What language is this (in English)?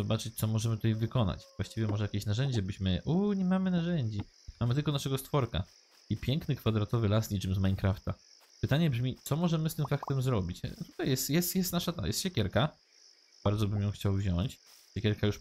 Polish